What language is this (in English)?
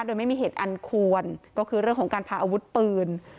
Thai